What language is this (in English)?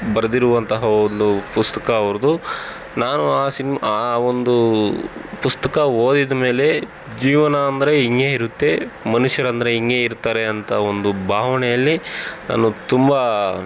Kannada